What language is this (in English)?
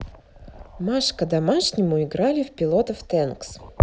Russian